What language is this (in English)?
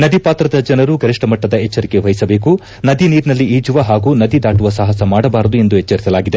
Kannada